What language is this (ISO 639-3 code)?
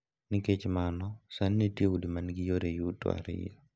luo